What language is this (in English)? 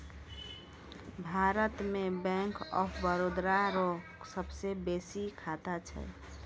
Maithili